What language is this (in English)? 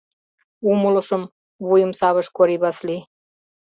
Mari